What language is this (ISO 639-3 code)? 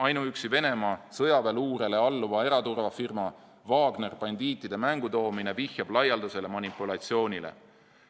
est